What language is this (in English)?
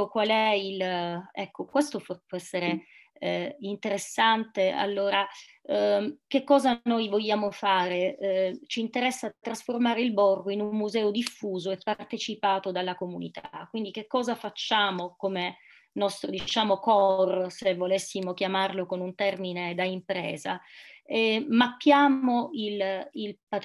Italian